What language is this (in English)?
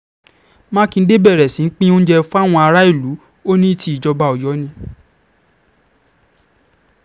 Yoruba